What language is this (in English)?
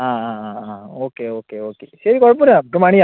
Malayalam